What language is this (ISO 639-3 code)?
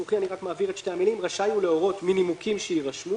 heb